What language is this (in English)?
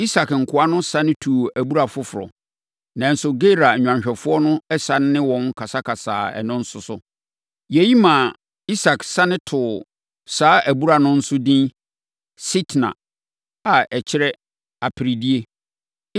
Akan